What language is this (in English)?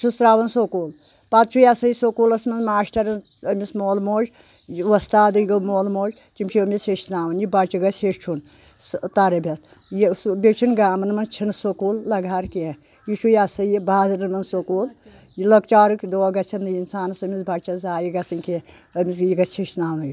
Kashmiri